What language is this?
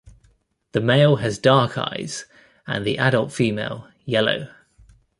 English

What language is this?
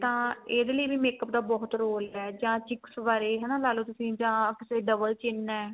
Punjabi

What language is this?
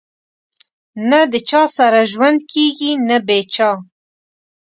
Pashto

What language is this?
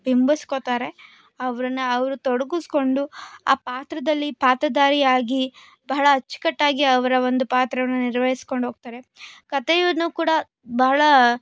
Kannada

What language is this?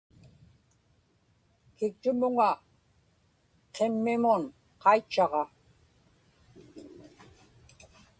Inupiaq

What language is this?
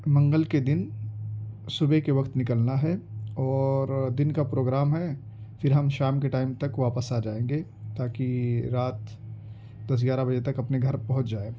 Urdu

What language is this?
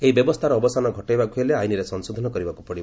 Odia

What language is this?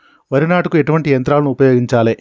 Telugu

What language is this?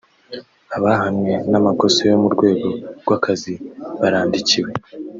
Kinyarwanda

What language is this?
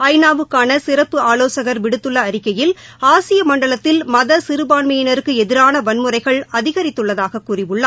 Tamil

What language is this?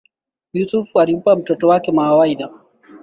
Swahili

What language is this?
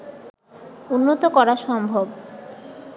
Bangla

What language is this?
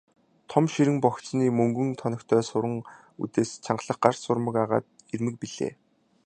Mongolian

